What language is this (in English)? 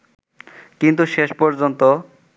Bangla